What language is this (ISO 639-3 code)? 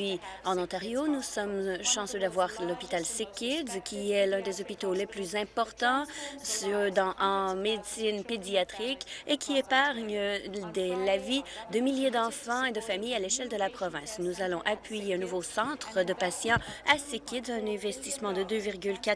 fra